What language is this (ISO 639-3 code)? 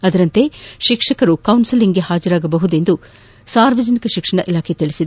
kan